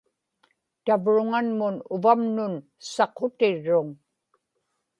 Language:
Inupiaq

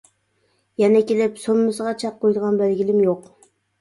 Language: Uyghur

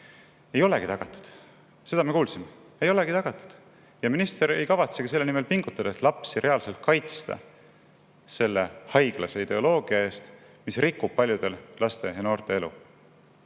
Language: Estonian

